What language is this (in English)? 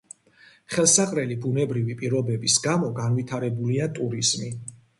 Georgian